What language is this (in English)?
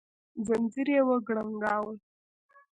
Pashto